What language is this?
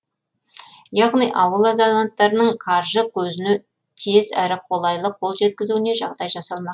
Kazakh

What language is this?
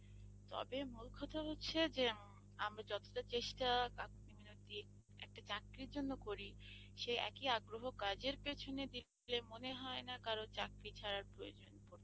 Bangla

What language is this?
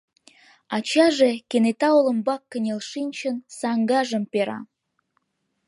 Mari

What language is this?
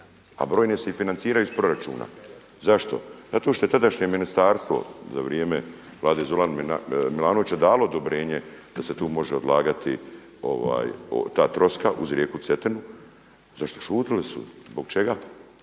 Croatian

